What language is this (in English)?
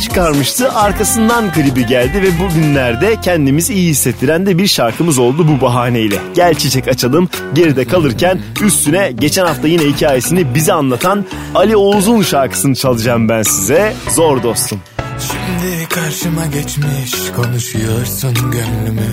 Turkish